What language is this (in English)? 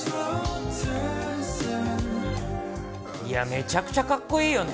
Japanese